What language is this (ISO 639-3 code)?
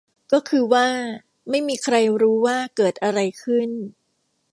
tha